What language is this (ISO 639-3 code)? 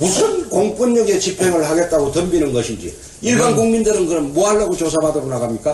kor